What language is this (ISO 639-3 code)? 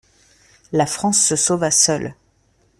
fra